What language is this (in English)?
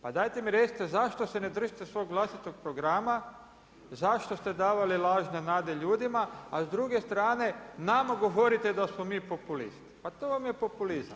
Croatian